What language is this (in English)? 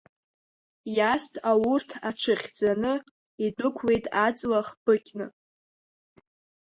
Abkhazian